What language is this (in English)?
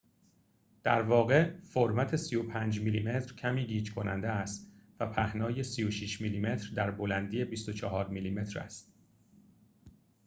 Persian